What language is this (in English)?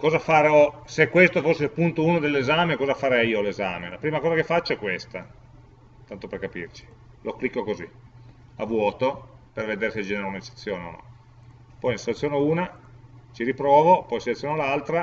Italian